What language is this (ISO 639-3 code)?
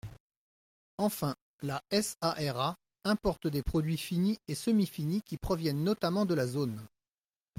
fra